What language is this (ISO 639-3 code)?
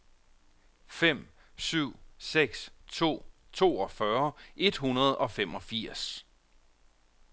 dan